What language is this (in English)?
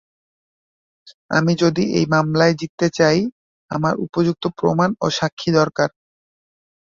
Bangla